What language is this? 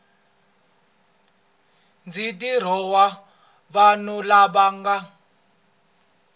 Tsonga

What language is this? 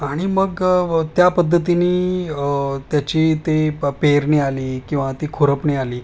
Marathi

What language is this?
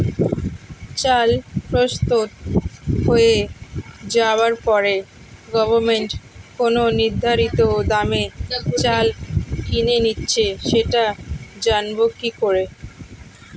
Bangla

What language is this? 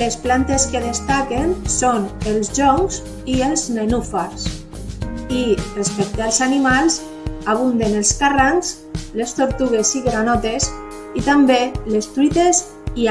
Catalan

